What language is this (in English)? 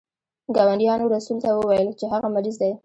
Pashto